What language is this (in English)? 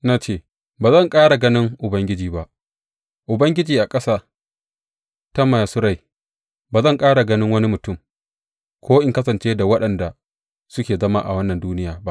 Hausa